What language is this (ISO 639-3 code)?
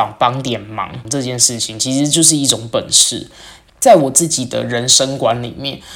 zho